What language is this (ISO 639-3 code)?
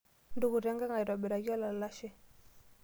mas